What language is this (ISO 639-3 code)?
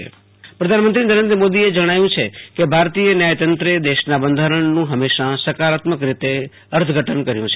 guj